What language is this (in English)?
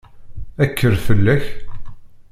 Kabyle